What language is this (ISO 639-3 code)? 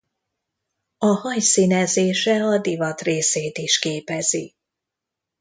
hun